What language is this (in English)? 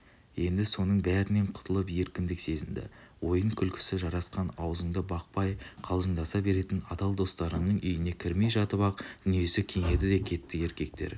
Kazakh